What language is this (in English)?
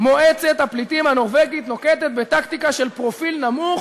Hebrew